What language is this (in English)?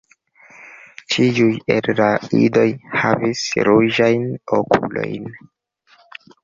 Esperanto